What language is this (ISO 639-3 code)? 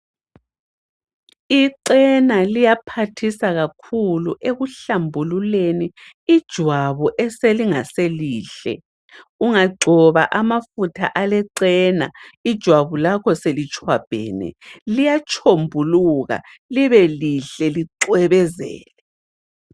nde